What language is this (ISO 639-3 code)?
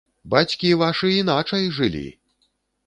bel